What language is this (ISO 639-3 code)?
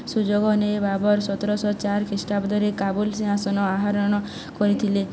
ori